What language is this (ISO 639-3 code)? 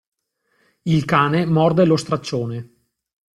ita